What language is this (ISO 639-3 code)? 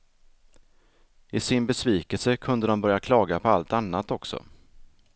swe